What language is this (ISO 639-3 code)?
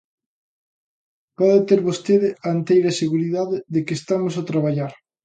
glg